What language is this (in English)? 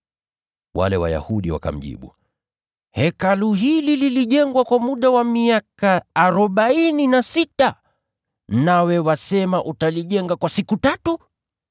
Swahili